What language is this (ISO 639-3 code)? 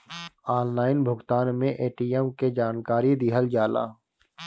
bho